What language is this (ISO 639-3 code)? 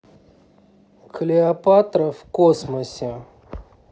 rus